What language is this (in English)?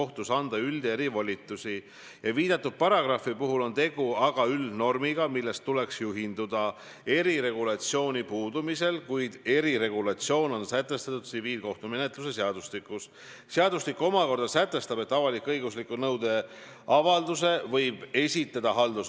Estonian